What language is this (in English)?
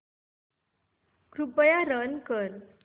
Marathi